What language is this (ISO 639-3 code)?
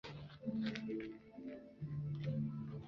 zho